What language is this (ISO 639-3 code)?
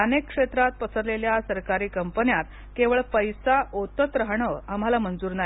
mar